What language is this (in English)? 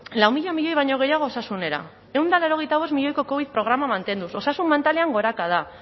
Basque